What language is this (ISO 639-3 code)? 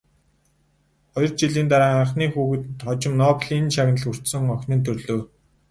mon